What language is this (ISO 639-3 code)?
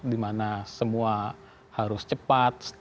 ind